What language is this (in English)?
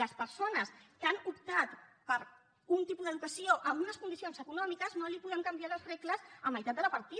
Catalan